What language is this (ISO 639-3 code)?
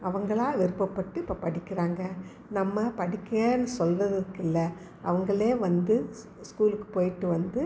tam